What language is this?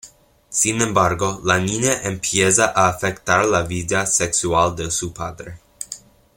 Spanish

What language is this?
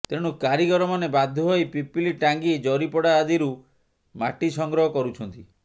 Odia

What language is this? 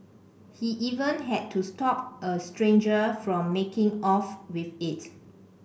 English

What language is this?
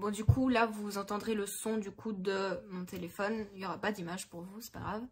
French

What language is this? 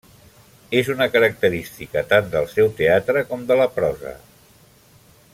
Catalan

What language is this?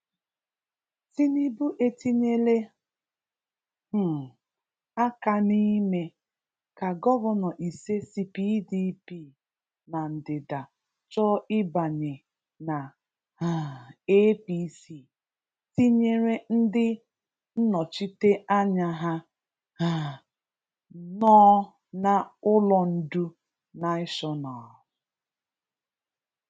Igbo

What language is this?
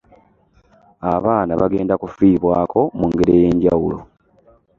Ganda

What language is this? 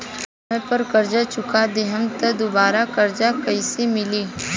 Bhojpuri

